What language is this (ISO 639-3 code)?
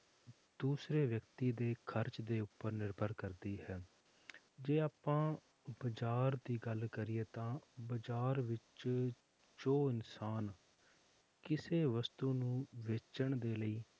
pan